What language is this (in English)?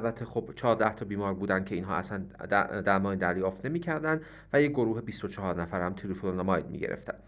Persian